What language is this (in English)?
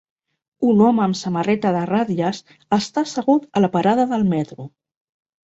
Catalan